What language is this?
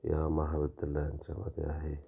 Marathi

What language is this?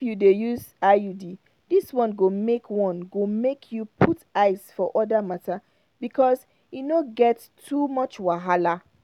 Nigerian Pidgin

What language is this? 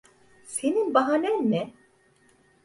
Turkish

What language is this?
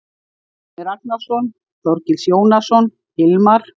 Icelandic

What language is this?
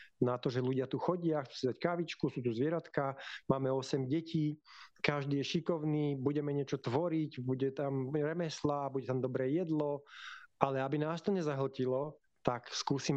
Slovak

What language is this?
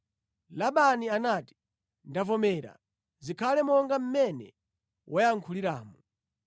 Nyanja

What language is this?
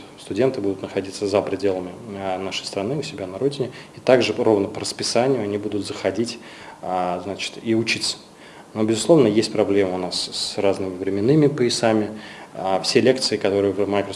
Russian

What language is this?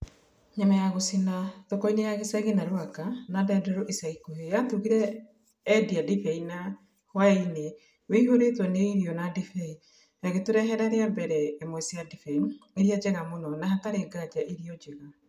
Kikuyu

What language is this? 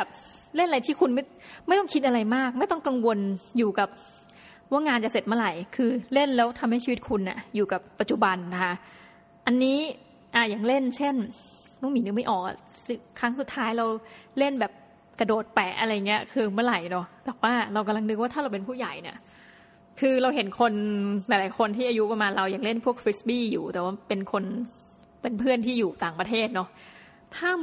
Thai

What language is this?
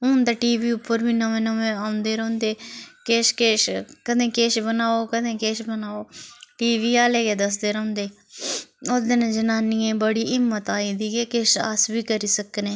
Dogri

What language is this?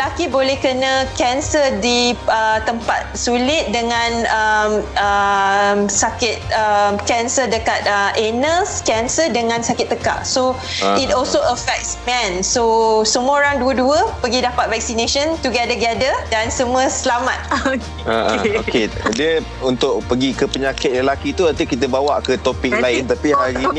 Malay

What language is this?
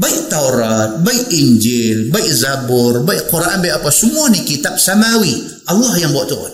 Malay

